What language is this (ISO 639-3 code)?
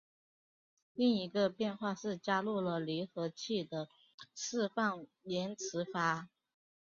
zho